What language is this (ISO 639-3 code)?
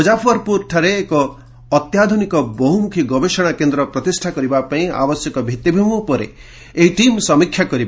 ori